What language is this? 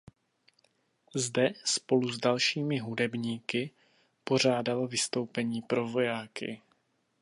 Czech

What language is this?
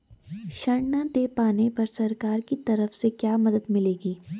Hindi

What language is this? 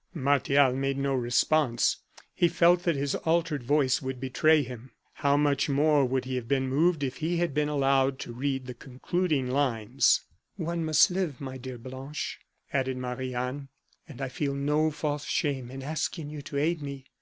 English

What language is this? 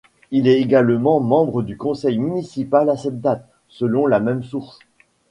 French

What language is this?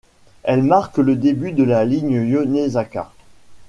French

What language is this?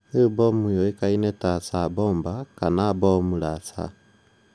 Kikuyu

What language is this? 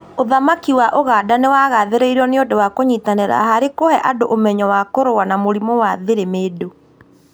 Kikuyu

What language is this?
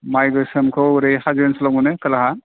Bodo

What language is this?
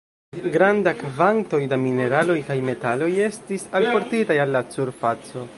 Esperanto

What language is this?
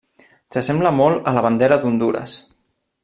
Catalan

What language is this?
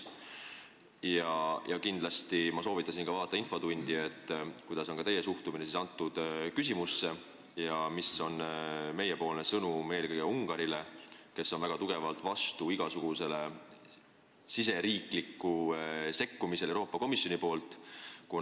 Estonian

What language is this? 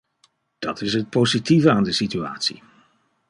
Dutch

